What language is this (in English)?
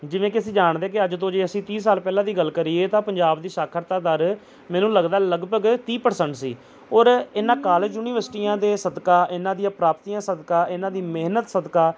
Punjabi